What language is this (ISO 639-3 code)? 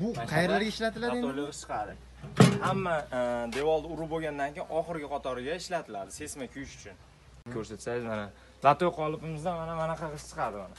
tur